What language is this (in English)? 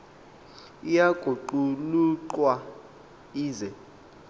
Xhosa